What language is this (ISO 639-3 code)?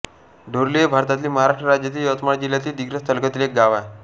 mar